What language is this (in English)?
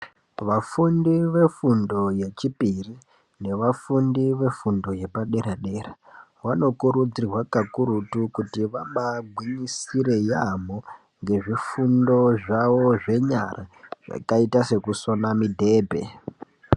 Ndau